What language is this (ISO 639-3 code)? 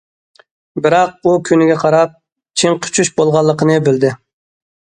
uig